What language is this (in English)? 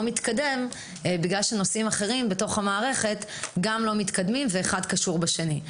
Hebrew